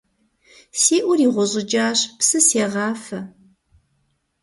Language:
Kabardian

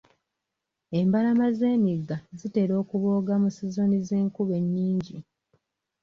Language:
Ganda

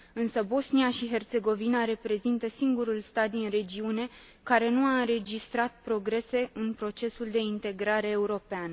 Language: Romanian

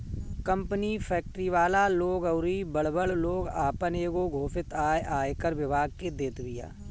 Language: Bhojpuri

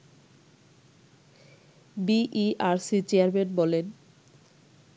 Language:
Bangla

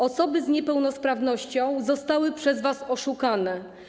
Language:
Polish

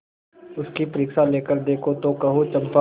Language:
Hindi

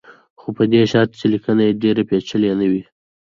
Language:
Pashto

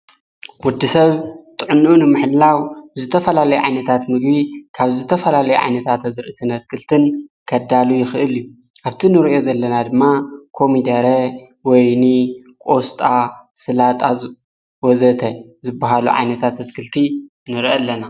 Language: Tigrinya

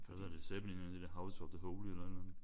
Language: Danish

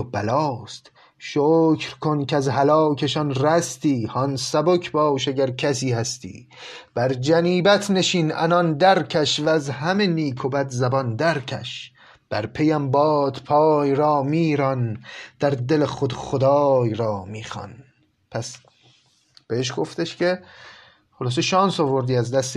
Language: Persian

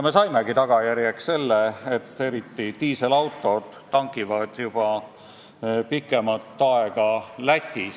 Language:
Estonian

